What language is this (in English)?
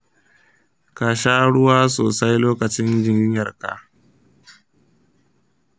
Hausa